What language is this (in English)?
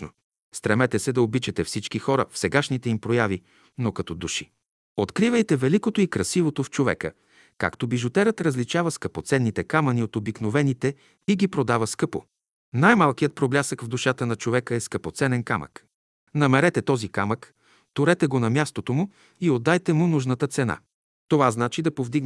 Bulgarian